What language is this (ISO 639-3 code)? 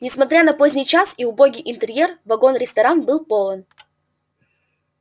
rus